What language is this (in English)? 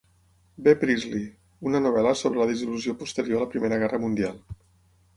Catalan